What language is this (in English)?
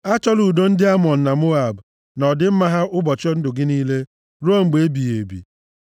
Igbo